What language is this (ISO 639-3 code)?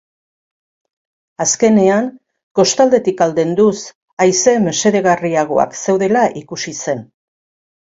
eus